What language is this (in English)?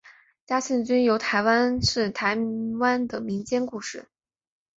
Chinese